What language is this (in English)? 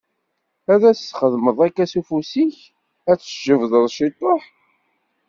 Kabyle